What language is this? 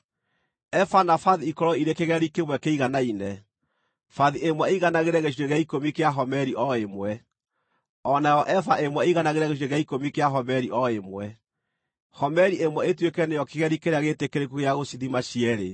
Kikuyu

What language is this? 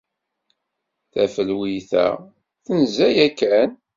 Kabyle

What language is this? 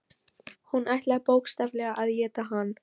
Icelandic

